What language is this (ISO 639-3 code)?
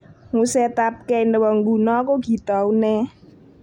kln